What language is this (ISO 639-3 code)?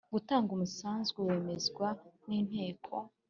kin